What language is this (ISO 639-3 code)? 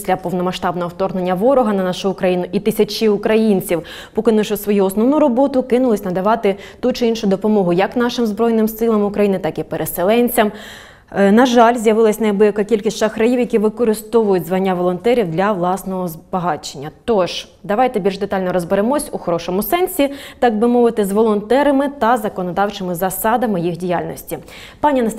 ukr